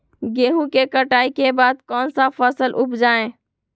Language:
Magahi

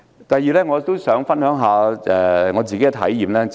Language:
Cantonese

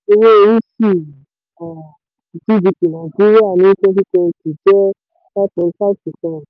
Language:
Yoruba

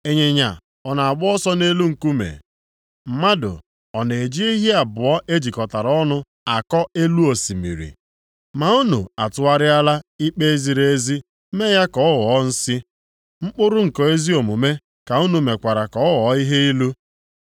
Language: Igbo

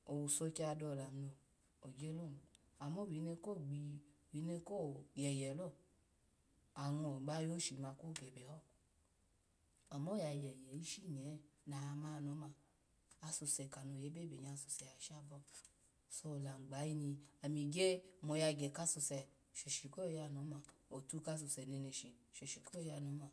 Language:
Alago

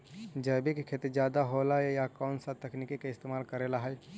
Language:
Magahi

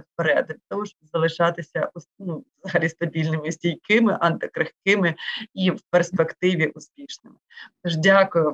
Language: Ukrainian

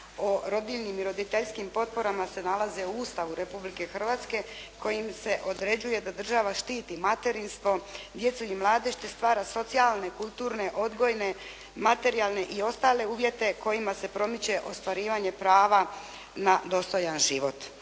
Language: Croatian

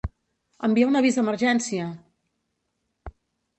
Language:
Catalan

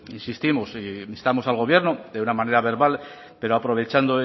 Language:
Spanish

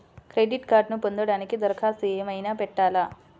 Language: Telugu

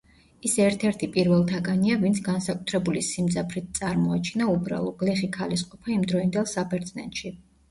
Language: Georgian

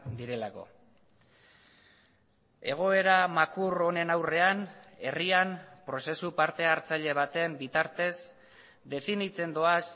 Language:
Basque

